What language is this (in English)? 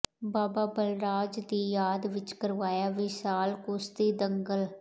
Punjabi